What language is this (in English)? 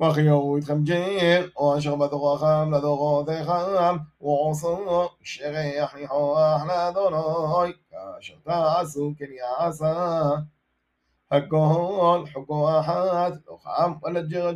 Hebrew